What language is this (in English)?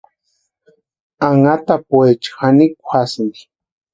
Western Highland Purepecha